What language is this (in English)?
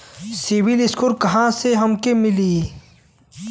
Bhojpuri